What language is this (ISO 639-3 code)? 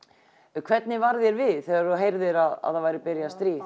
isl